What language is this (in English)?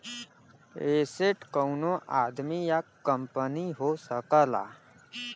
Bhojpuri